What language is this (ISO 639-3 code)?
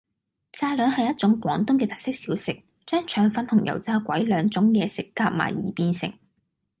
yue